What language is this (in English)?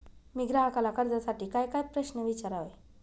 Marathi